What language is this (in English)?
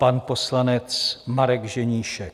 Czech